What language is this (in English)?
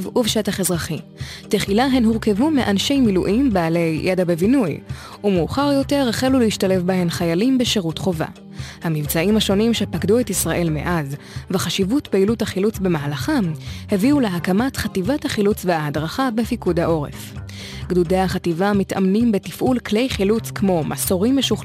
Hebrew